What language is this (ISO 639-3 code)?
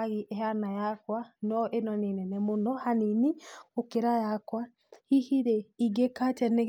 kik